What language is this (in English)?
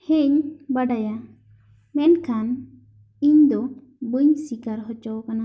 Santali